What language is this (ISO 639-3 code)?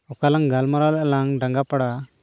sat